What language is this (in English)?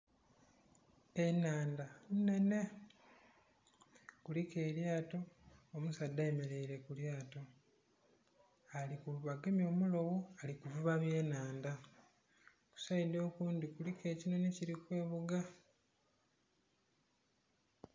Soga